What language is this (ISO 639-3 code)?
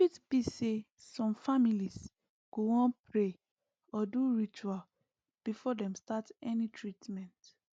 pcm